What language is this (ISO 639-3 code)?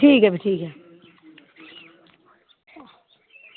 doi